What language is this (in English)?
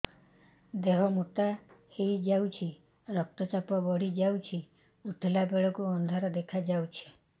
Odia